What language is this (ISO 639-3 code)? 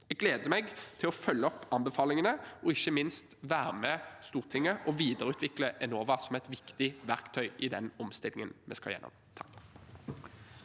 nor